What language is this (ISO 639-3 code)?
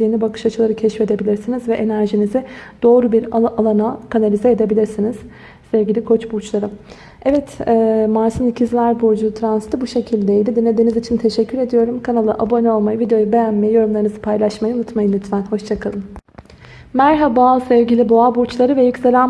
tur